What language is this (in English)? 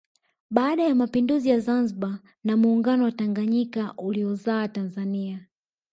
Swahili